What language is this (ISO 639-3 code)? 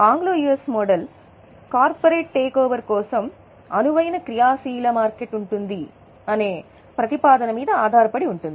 tel